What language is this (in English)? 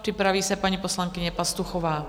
Czech